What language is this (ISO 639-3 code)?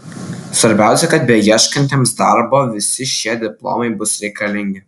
lit